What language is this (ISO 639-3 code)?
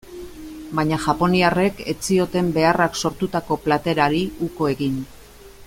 eus